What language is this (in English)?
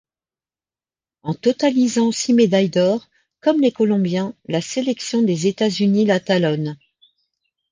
French